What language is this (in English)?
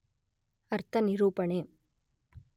Kannada